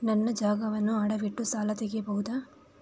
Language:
Kannada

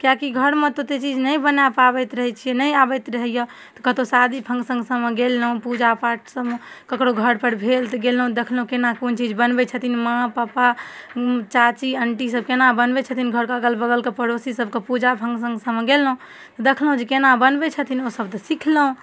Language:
Maithili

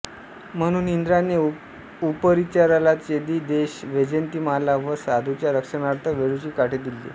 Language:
Marathi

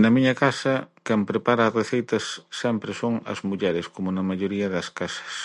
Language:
Galician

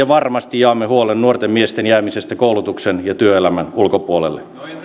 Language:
Finnish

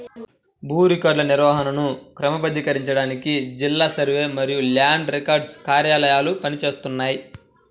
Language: Telugu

